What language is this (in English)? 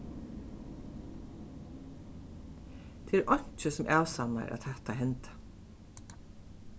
Faroese